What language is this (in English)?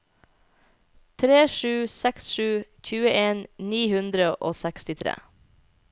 Norwegian